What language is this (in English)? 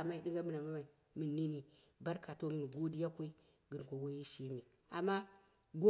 Dera (Nigeria)